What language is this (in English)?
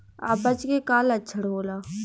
Bhojpuri